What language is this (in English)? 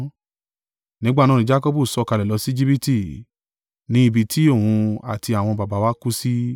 Yoruba